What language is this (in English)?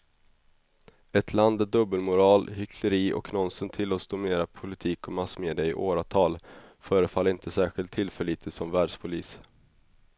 Swedish